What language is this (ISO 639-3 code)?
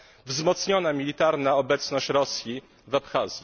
pol